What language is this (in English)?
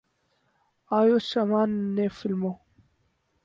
Urdu